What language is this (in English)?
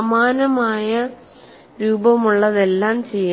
Malayalam